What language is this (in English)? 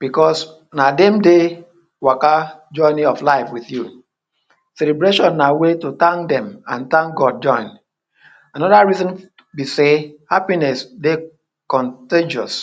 Nigerian Pidgin